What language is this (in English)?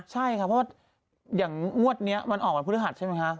Thai